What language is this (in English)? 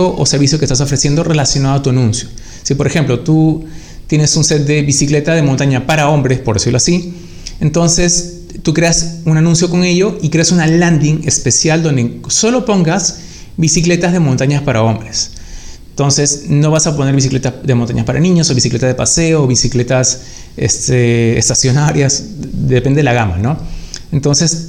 Spanish